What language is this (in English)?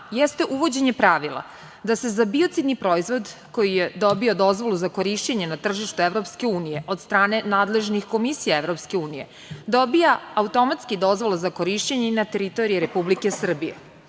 Serbian